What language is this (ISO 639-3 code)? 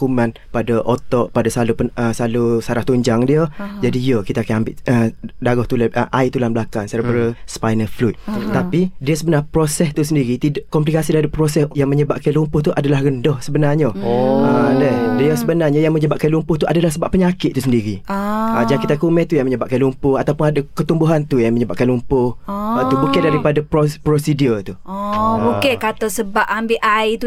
msa